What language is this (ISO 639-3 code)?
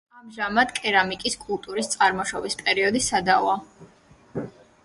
kat